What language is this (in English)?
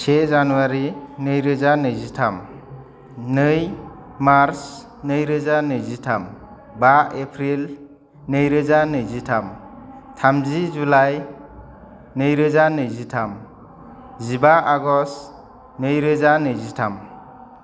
Bodo